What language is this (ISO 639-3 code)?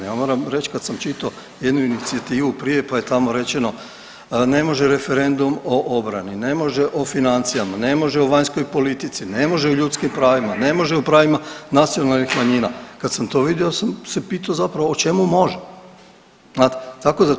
hrv